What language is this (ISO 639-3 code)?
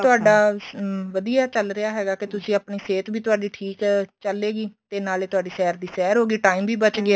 pan